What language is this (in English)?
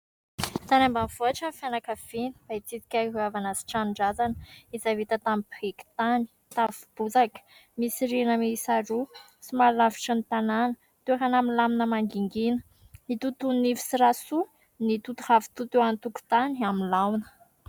Malagasy